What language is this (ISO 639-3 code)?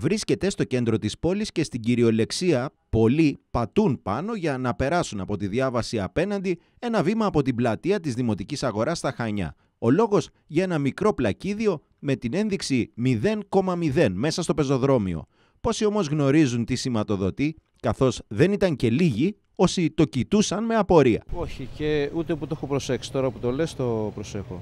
ell